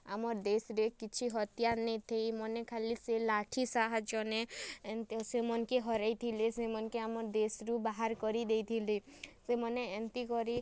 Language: Odia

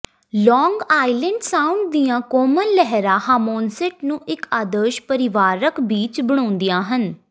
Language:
Punjabi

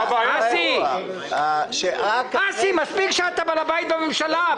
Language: Hebrew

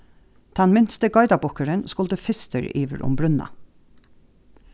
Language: Faroese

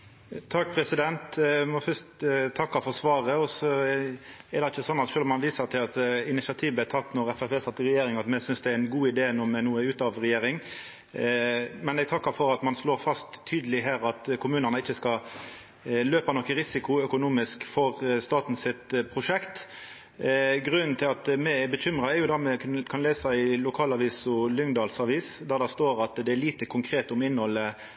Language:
Norwegian Nynorsk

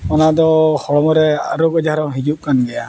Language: Santali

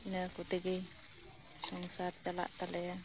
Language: Santali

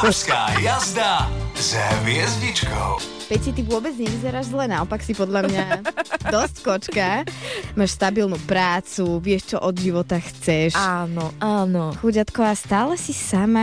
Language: Slovak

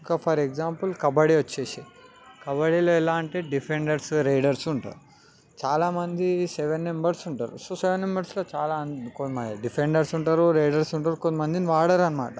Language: Telugu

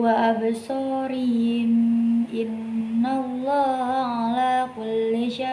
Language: Indonesian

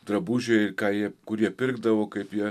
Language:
Lithuanian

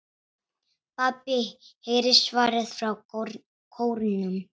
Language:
Icelandic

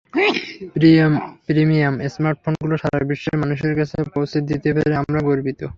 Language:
Bangla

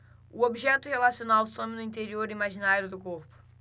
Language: Portuguese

